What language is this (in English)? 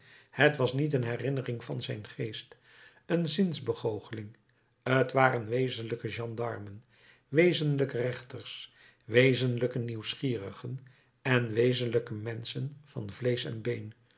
Dutch